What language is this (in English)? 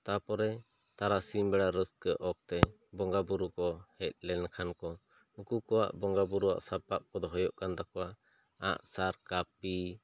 Santali